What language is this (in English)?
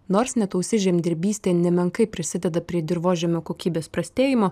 Lithuanian